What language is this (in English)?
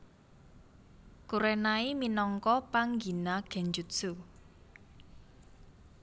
Javanese